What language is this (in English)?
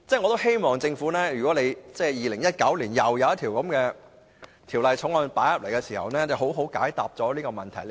Cantonese